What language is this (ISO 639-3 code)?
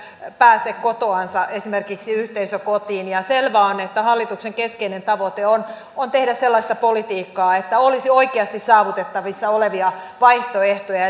fin